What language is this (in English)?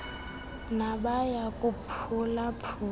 Xhosa